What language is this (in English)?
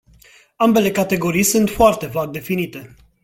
Romanian